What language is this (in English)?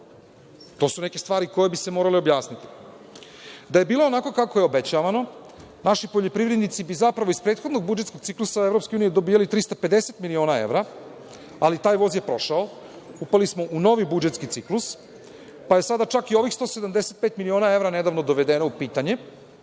Serbian